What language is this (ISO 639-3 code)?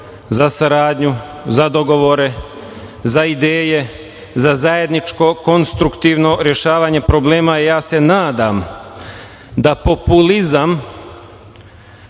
srp